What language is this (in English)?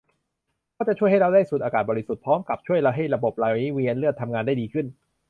Thai